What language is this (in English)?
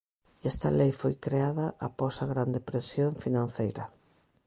Galician